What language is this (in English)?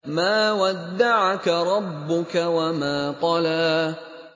Arabic